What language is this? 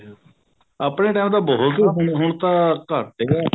Punjabi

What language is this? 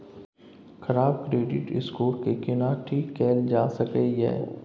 Maithili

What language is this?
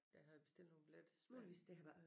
Danish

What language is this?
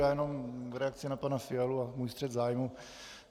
Czech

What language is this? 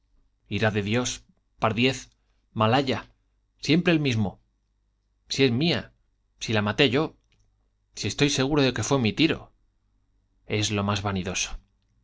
Spanish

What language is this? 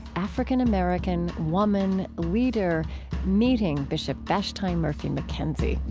English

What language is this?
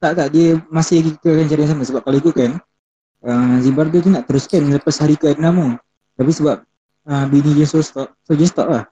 Malay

